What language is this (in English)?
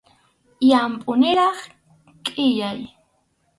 Arequipa-La Unión Quechua